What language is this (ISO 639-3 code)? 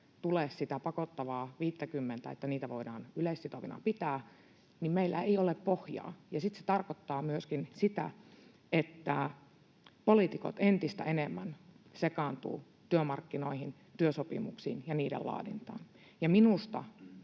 fin